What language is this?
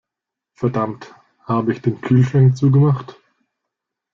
German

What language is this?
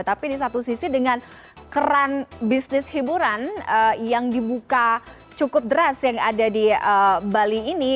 Indonesian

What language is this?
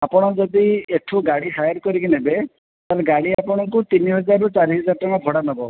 Odia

